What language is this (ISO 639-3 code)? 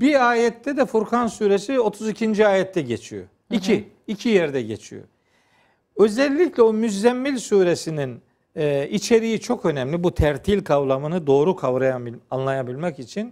tur